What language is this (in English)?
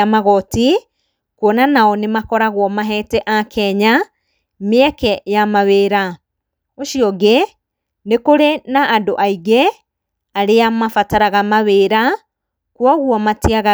Kikuyu